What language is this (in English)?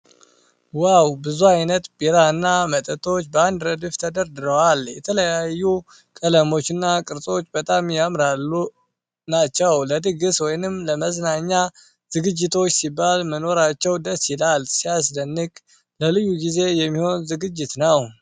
Amharic